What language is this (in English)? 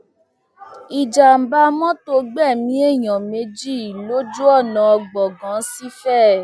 Yoruba